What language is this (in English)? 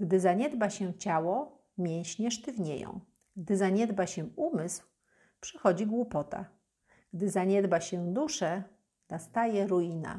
Polish